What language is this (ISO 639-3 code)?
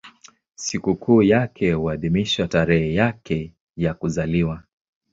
swa